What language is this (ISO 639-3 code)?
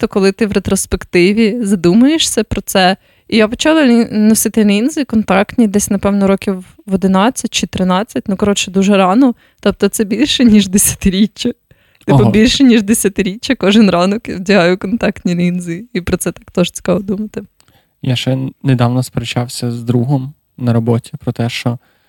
ukr